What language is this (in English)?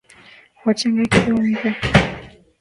Swahili